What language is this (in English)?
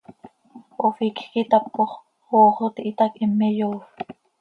Seri